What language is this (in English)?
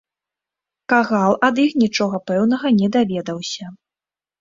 Belarusian